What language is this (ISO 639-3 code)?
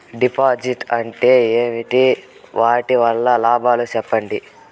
tel